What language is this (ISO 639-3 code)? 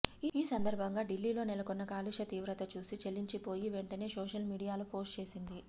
tel